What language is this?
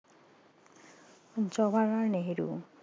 Assamese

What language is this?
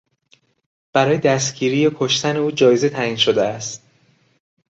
Persian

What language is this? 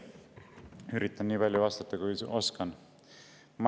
Estonian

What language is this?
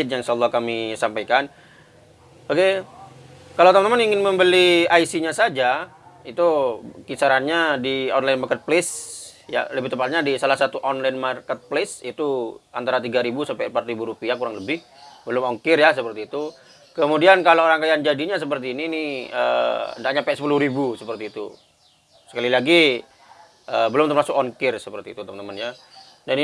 Indonesian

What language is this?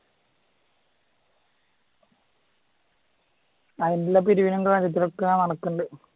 Malayalam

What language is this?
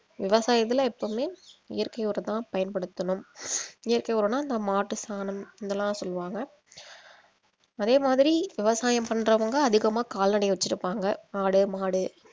Tamil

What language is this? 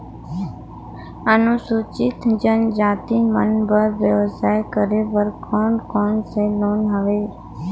Chhattisgarhi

